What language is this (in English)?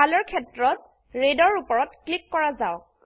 Assamese